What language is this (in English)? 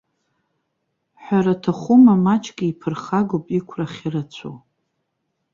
Abkhazian